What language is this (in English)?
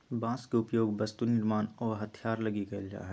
Magahi